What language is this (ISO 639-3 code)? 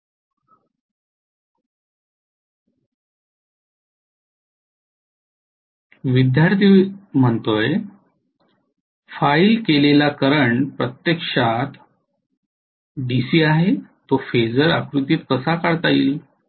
mar